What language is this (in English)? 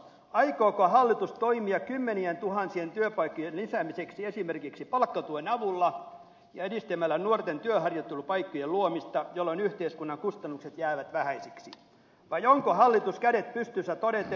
Finnish